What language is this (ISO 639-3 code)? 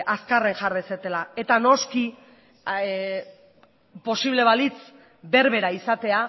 eus